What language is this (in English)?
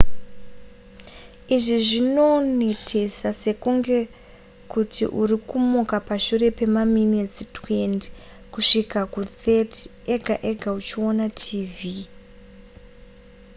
Shona